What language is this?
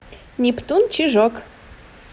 Russian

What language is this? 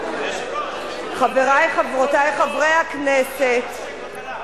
Hebrew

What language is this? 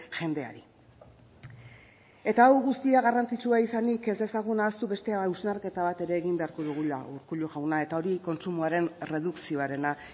Basque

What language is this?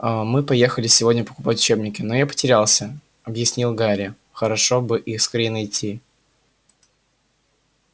Russian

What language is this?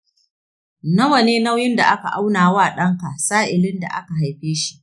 Hausa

